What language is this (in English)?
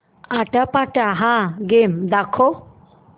Marathi